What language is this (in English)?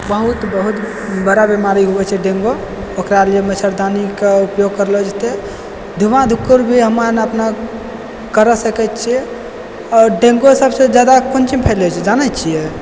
Maithili